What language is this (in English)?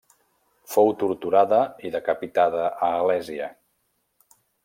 Catalan